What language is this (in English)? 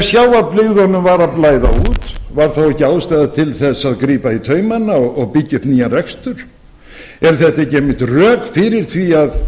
Icelandic